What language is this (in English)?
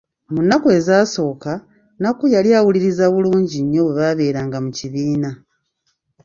Ganda